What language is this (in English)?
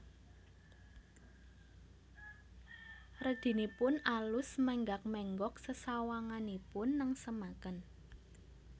Javanese